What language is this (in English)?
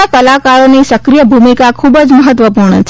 Gujarati